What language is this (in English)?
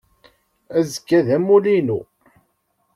Kabyle